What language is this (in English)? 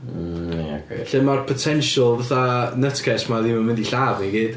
Welsh